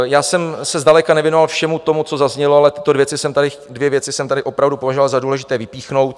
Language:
Czech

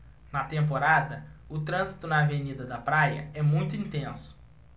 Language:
Portuguese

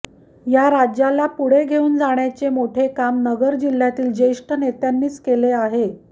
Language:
Marathi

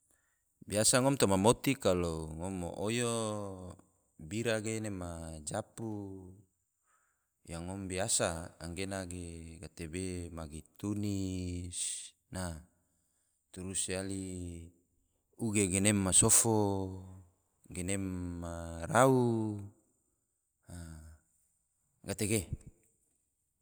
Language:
Tidore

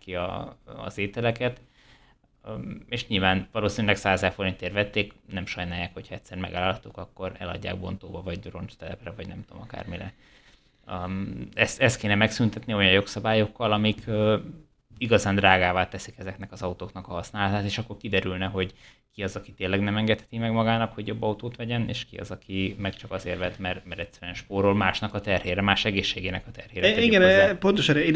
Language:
Hungarian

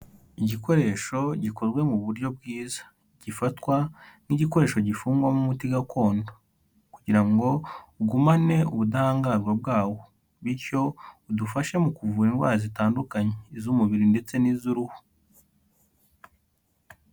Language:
Kinyarwanda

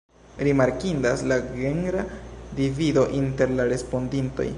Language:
Esperanto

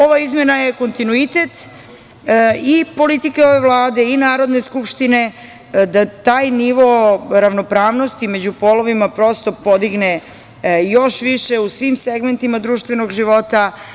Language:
Serbian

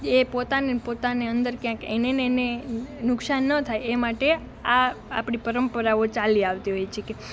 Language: Gujarati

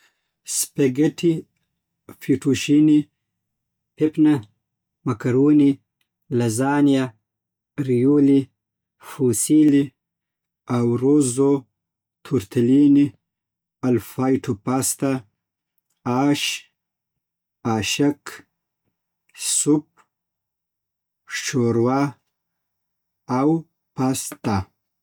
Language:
Southern Pashto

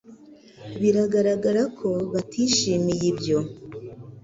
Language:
Kinyarwanda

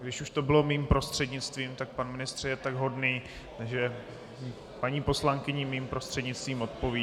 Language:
Czech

